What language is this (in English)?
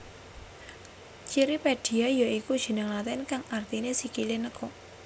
Javanese